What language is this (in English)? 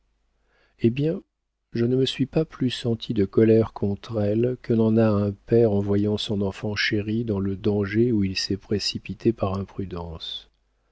French